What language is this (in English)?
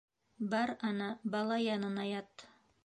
Bashkir